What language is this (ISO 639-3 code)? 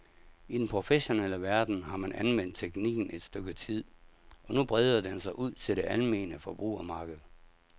dan